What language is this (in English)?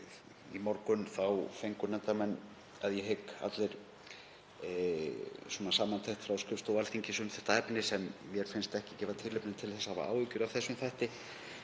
Icelandic